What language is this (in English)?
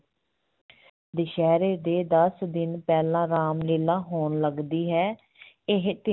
Punjabi